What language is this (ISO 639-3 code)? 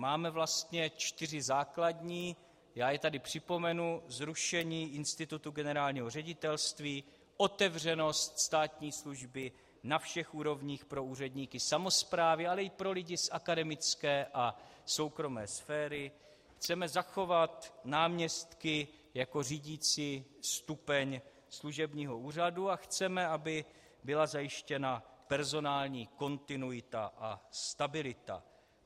ces